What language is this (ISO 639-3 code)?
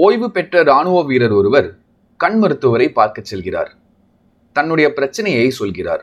tam